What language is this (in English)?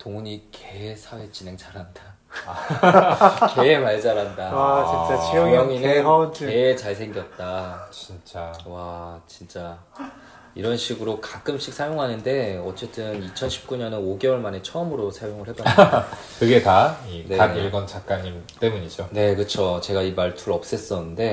Korean